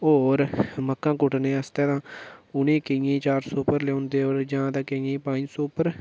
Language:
Dogri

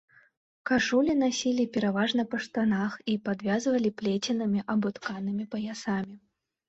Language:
Belarusian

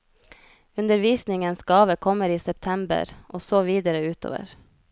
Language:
Norwegian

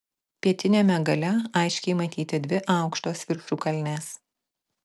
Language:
Lithuanian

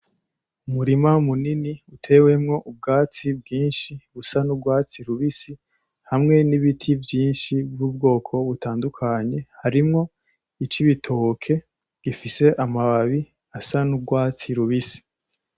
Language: Rundi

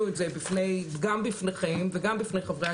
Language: Hebrew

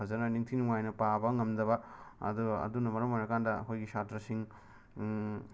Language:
Manipuri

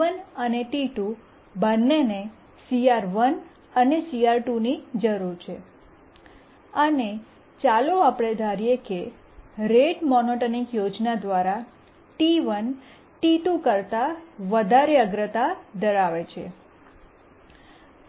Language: Gujarati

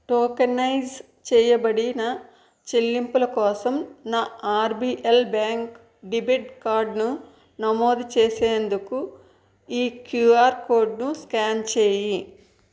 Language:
Telugu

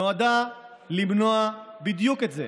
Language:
Hebrew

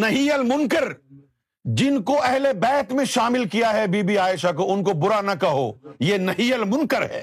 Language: Urdu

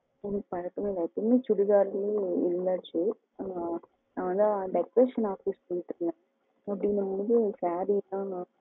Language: Tamil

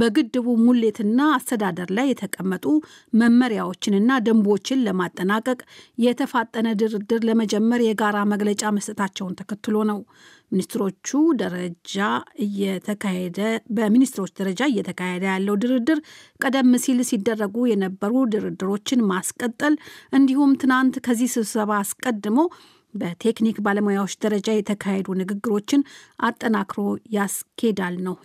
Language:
Amharic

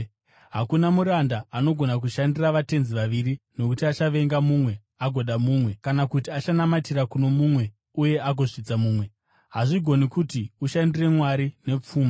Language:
Shona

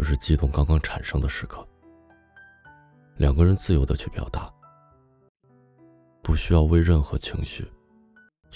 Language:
Chinese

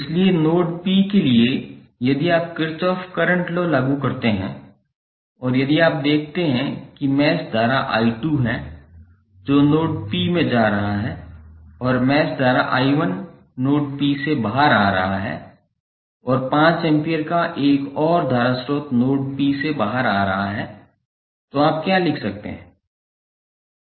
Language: Hindi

